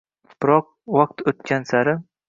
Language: Uzbek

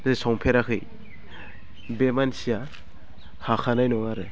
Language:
Bodo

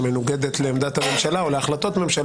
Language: Hebrew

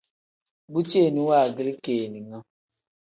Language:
Tem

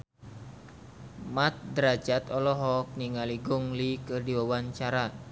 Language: Sundanese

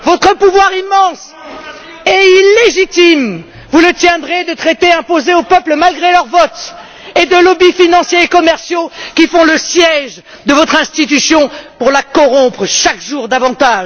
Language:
French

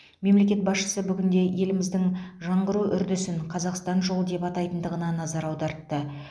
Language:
Kazakh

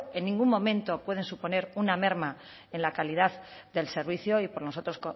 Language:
Spanish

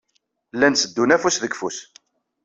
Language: Kabyle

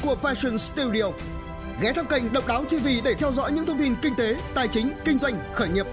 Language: Vietnamese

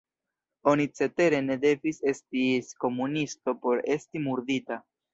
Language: Esperanto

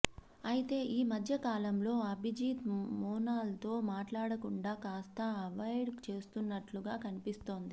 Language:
Telugu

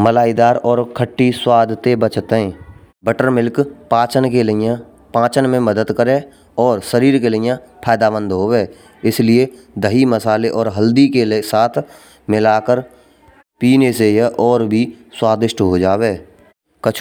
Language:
Braj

